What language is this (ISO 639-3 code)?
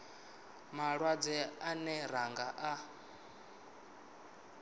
ven